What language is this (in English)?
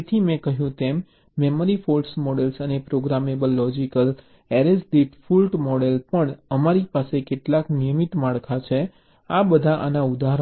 Gujarati